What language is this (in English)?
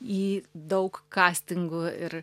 Lithuanian